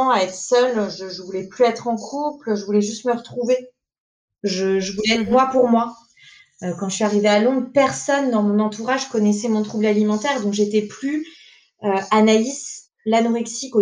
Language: French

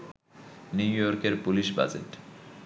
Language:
Bangla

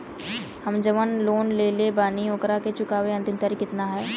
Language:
Bhojpuri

